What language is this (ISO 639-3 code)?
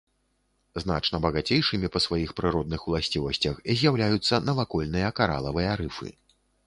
bel